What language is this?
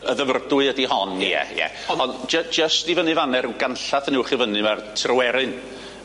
Welsh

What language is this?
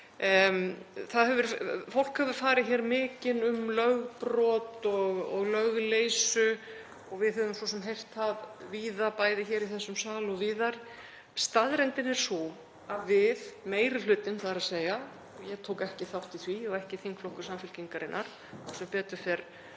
Icelandic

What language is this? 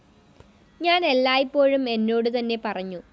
Malayalam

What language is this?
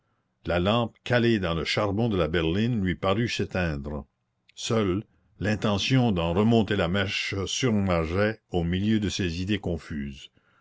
French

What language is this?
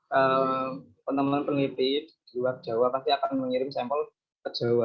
Indonesian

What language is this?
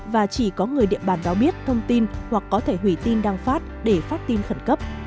Vietnamese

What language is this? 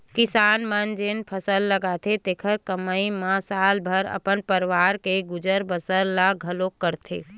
Chhattisgarhi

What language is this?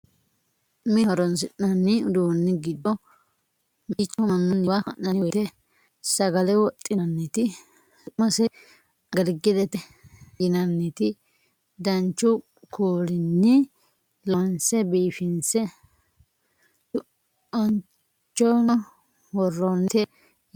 Sidamo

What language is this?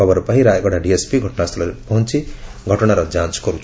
Odia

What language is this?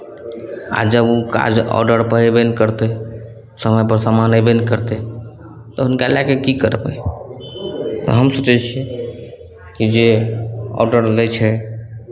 Maithili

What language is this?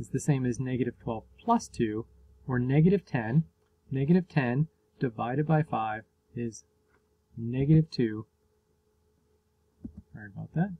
English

